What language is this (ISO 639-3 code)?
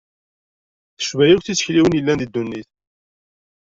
kab